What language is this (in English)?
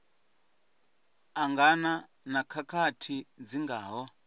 Venda